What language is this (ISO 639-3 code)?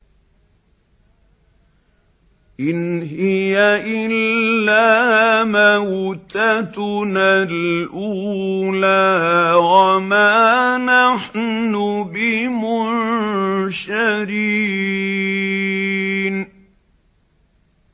ara